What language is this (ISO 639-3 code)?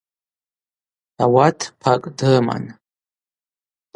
abq